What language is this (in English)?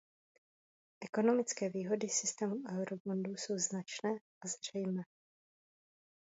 Czech